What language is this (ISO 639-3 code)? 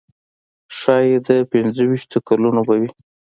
pus